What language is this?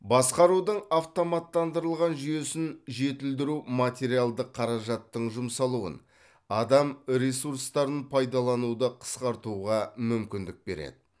Kazakh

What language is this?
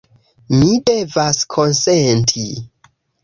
Esperanto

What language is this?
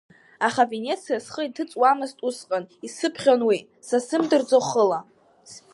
Abkhazian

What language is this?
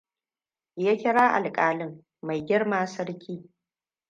Hausa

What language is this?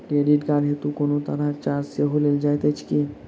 Maithili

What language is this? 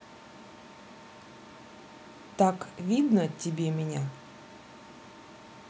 Russian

